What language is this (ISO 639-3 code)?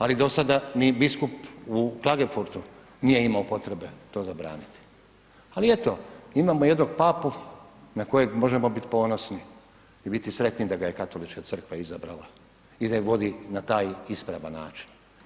hrv